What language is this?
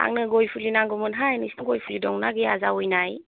Bodo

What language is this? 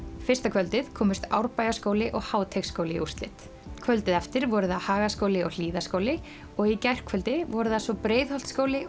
Icelandic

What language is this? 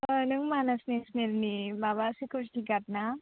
Bodo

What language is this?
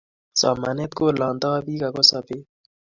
Kalenjin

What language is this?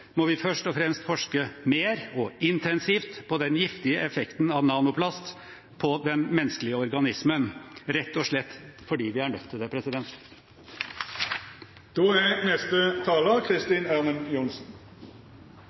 Norwegian Bokmål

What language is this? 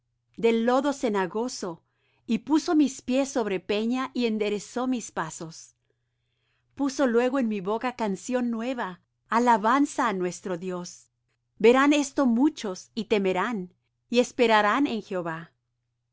Spanish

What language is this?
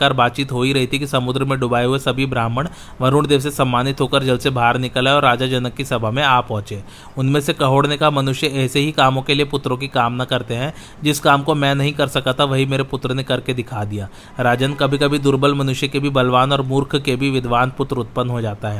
Hindi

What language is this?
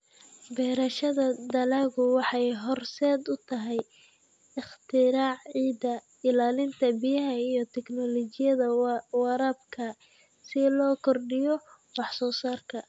Somali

